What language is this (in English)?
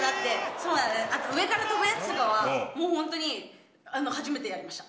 Japanese